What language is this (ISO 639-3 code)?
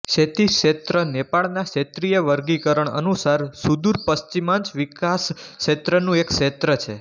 guj